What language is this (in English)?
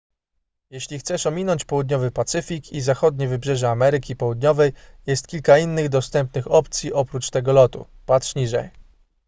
Polish